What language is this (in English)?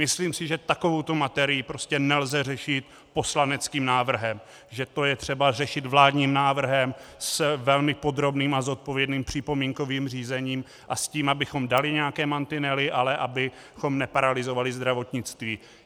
Czech